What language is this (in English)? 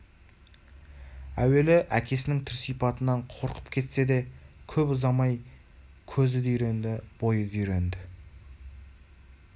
Kazakh